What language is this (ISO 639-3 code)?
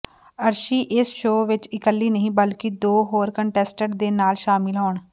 pan